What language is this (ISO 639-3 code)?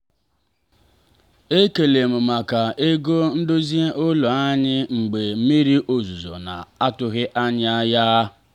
ibo